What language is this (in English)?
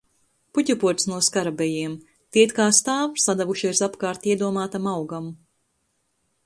Latvian